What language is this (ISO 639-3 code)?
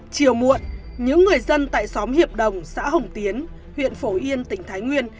vie